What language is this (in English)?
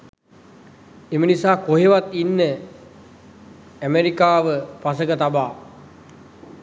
Sinhala